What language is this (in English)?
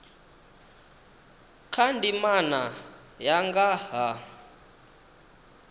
Venda